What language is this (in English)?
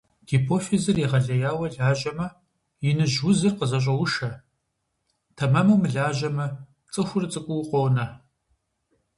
Kabardian